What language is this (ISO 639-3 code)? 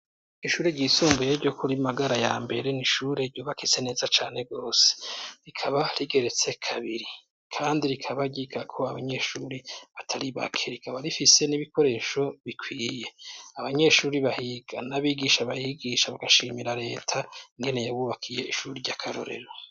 run